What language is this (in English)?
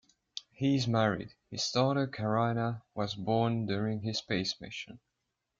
English